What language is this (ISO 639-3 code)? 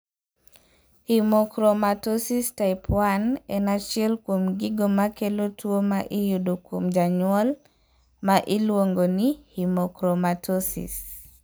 luo